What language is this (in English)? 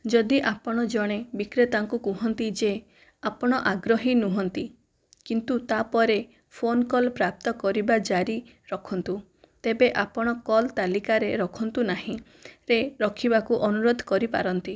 Odia